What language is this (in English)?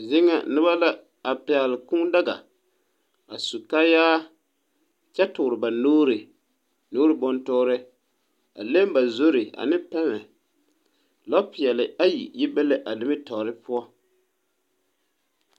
Southern Dagaare